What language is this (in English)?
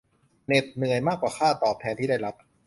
Thai